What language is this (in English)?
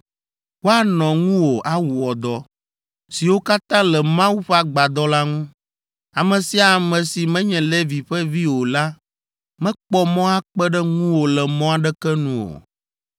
Ewe